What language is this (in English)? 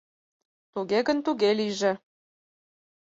Mari